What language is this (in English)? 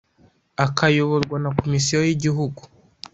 Kinyarwanda